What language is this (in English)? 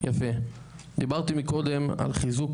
Hebrew